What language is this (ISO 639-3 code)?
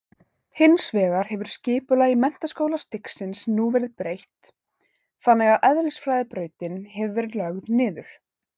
isl